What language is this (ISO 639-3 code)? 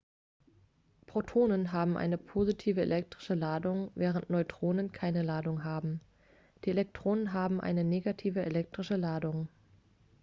deu